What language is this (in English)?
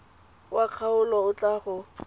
Tswana